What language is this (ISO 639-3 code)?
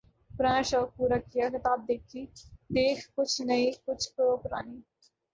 urd